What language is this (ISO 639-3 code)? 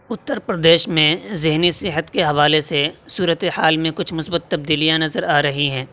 urd